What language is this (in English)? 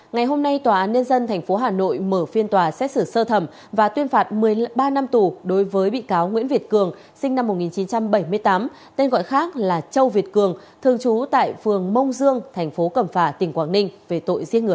Vietnamese